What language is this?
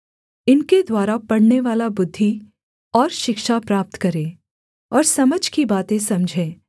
Hindi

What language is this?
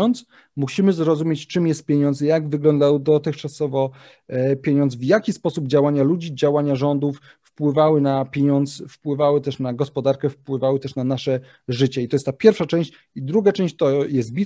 Polish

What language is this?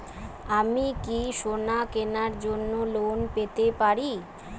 Bangla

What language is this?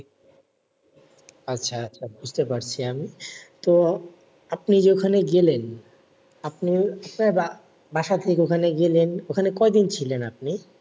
Bangla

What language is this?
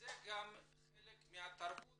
Hebrew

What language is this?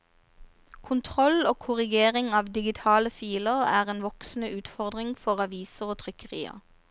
Norwegian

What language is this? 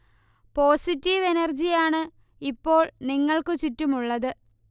Malayalam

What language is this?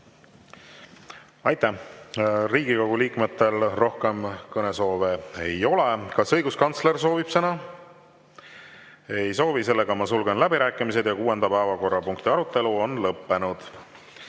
Estonian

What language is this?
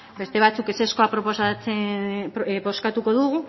Basque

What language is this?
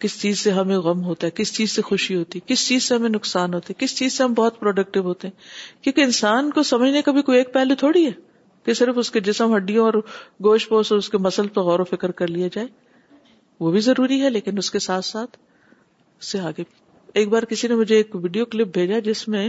Urdu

